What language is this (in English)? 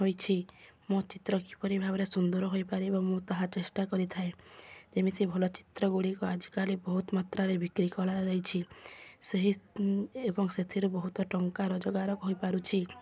Odia